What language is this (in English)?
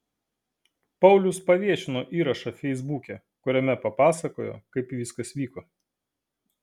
Lithuanian